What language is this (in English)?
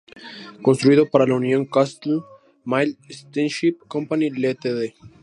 Spanish